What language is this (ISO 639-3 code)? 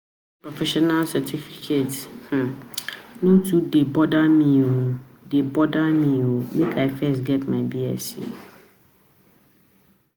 pcm